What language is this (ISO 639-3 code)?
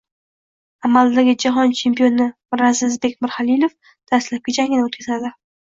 uzb